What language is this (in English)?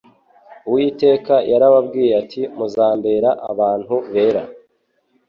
Kinyarwanda